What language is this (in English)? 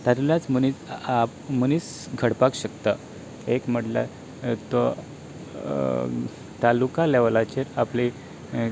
Konkani